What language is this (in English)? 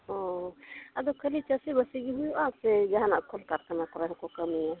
Santali